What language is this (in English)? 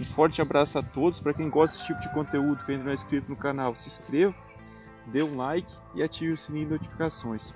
Portuguese